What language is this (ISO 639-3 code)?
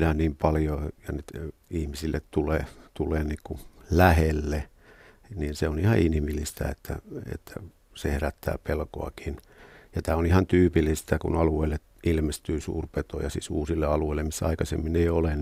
fin